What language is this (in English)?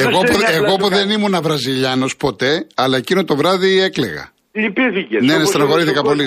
Greek